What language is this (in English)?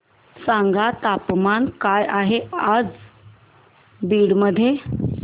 Marathi